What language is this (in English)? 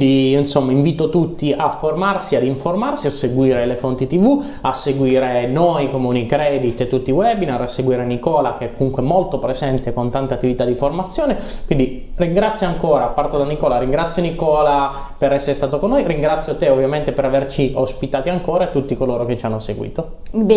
Italian